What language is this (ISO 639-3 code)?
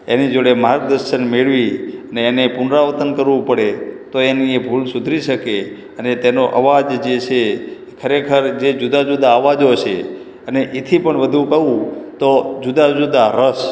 guj